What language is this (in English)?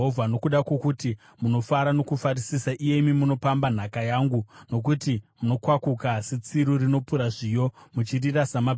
Shona